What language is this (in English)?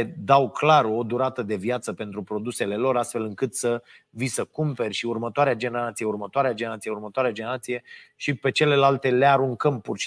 Romanian